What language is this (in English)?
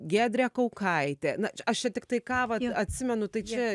Lithuanian